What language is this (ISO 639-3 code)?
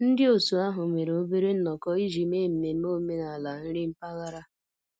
ibo